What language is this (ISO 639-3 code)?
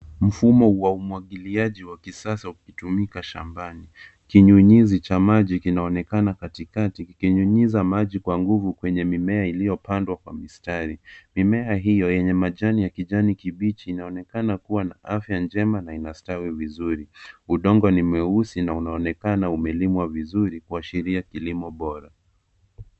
swa